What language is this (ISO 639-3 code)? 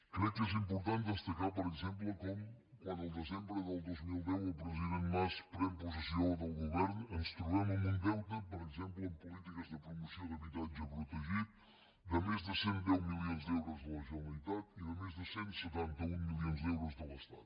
cat